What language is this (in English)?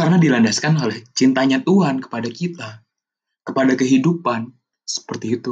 Indonesian